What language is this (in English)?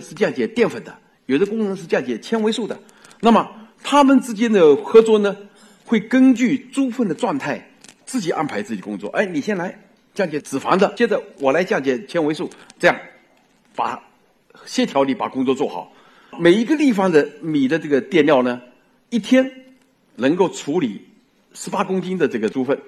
Chinese